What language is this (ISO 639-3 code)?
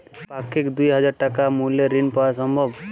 ben